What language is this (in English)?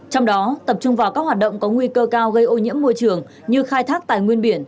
Vietnamese